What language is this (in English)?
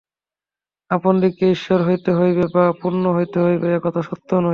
Bangla